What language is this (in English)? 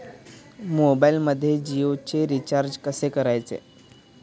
Marathi